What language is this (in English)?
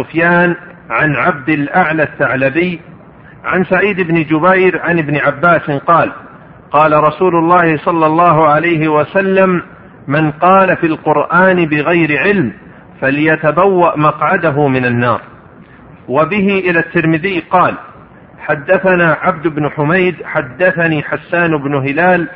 Arabic